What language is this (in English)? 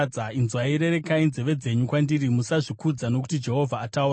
Shona